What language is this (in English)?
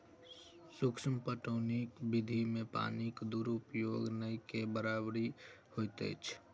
Maithili